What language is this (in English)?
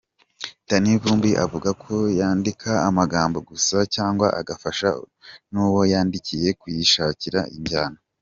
Kinyarwanda